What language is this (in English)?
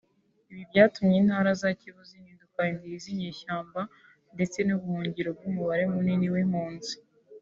Kinyarwanda